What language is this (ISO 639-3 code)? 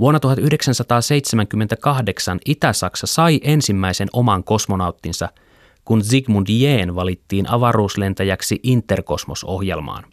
fin